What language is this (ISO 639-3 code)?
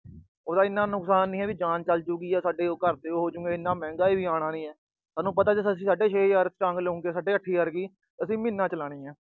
pan